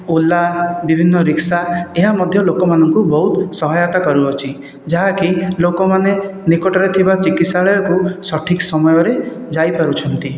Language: Odia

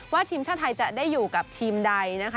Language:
Thai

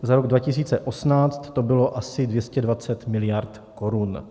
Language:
Czech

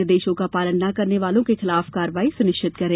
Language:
Hindi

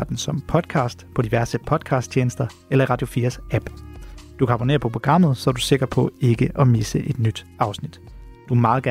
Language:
Danish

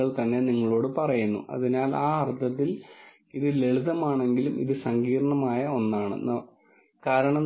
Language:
Malayalam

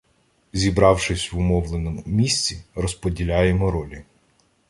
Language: Ukrainian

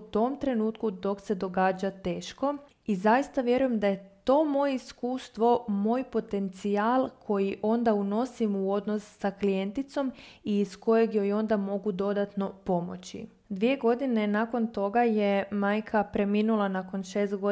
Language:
Croatian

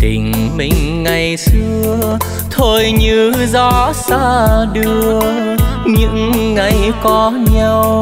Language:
Vietnamese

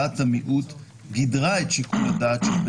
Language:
Hebrew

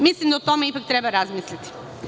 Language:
Serbian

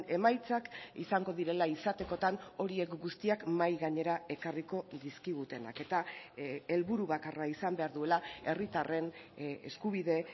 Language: Basque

